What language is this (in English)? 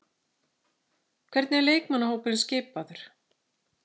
Icelandic